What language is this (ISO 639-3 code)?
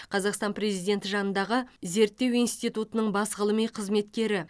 kaz